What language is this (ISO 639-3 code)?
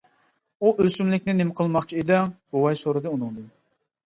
uig